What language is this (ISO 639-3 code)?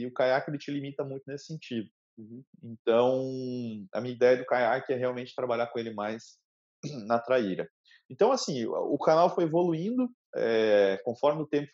por